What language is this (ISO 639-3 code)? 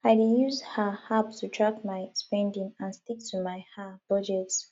pcm